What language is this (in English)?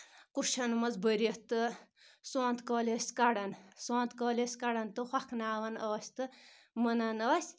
Kashmiri